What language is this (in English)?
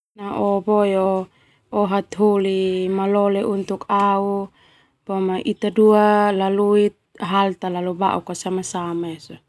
Termanu